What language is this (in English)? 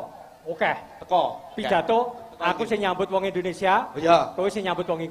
Indonesian